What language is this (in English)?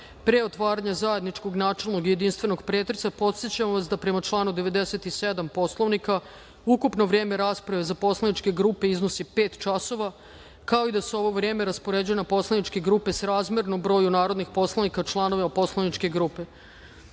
Serbian